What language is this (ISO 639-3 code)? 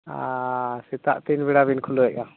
sat